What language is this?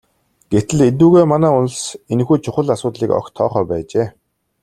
Mongolian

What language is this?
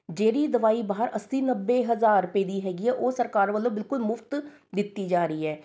Punjabi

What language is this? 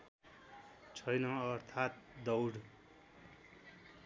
Nepali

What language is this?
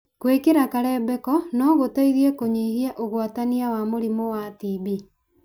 Kikuyu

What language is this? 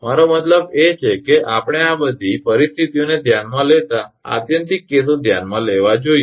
Gujarati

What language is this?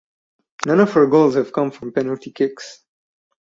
English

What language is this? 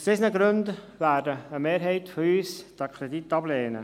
Swiss German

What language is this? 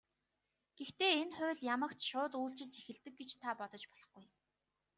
Mongolian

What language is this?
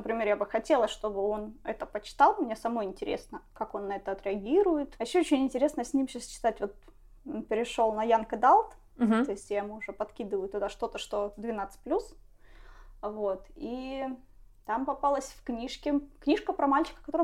Russian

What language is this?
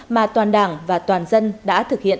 Vietnamese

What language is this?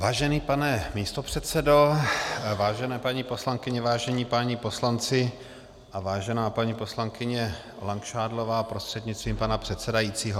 Czech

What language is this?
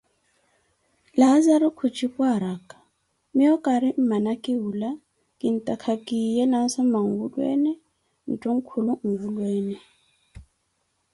Koti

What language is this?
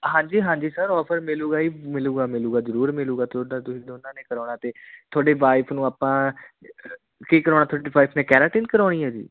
Punjabi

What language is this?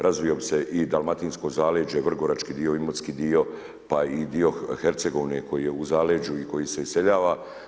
Croatian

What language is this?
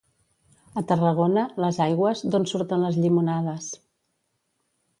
Catalan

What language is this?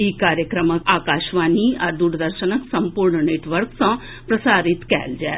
Maithili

